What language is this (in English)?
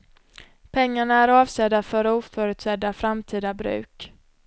Swedish